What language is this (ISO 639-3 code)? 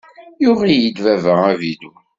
kab